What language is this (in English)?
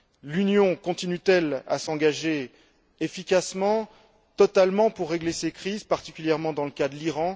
French